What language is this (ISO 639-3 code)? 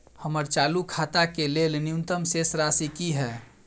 mai